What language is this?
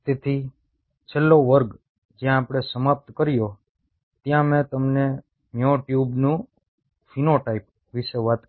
Gujarati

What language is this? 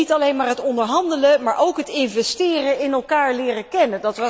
Dutch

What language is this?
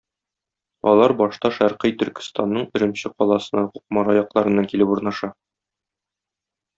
Tatar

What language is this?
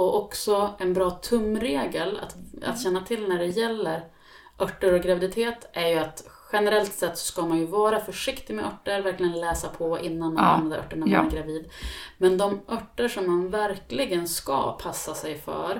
Swedish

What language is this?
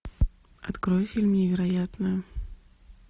Russian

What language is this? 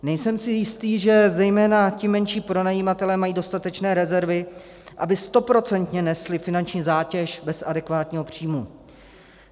Czech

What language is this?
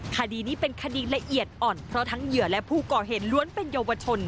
Thai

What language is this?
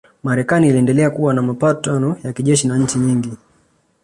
Swahili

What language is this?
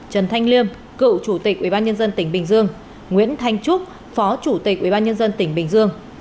Vietnamese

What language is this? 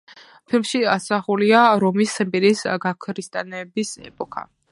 Georgian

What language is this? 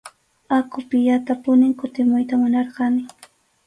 Arequipa-La Unión Quechua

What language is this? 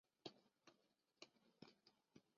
Chinese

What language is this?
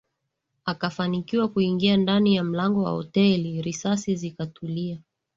Swahili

